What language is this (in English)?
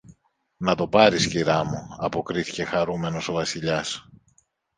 Greek